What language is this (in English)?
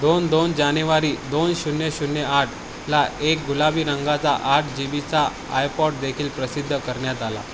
Marathi